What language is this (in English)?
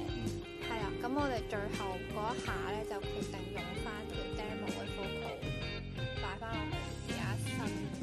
Chinese